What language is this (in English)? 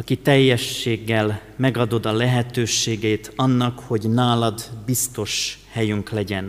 Hungarian